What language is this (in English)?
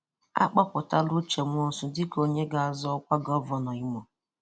Igbo